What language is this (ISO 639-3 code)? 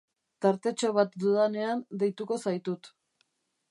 eus